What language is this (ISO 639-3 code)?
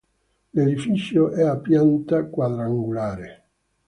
ita